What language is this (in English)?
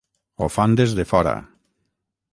Catalan